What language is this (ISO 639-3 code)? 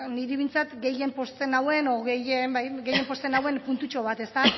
eus